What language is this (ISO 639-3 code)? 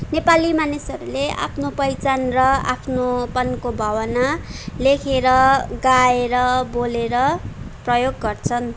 nep